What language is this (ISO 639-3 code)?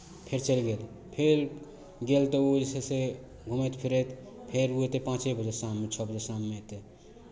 mai